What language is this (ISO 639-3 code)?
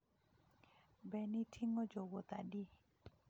luo